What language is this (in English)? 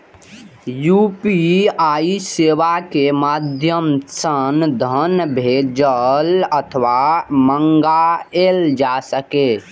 Maithili